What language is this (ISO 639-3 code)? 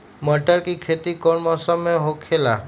mag